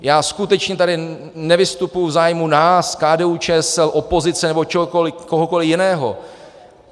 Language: Czech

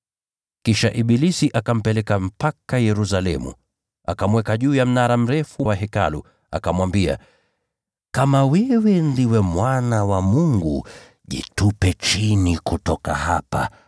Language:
Swahili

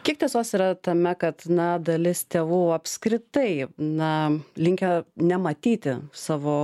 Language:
Lithuanian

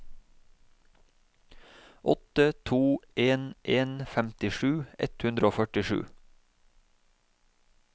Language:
Norwegian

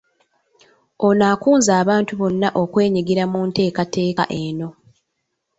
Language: Ganda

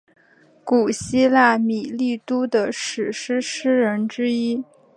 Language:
Chinese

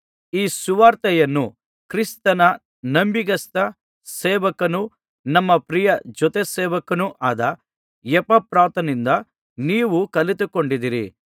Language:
Kannada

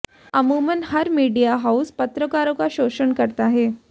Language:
Hindi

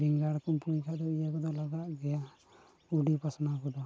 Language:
Santali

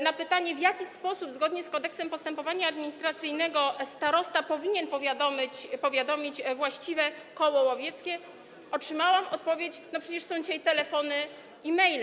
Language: Polish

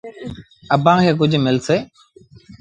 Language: Sindhi Bhil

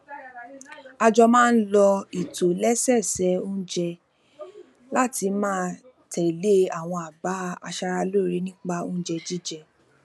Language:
Yoruba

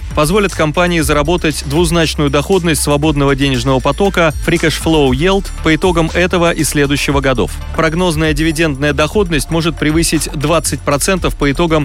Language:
Russian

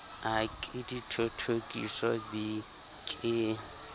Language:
Southern Sotho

